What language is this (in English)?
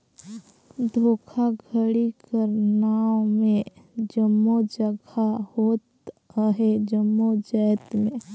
Chhattisgarhi